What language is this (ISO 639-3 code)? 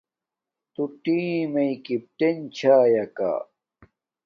dmk